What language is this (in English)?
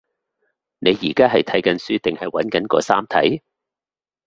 Cantonese